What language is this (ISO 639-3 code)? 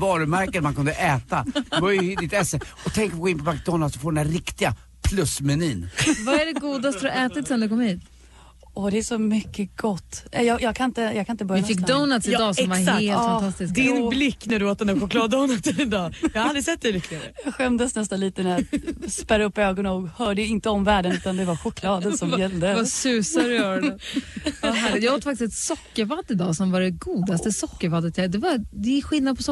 swe